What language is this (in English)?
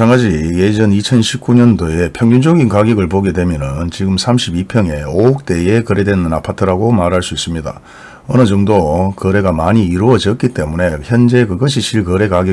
Korean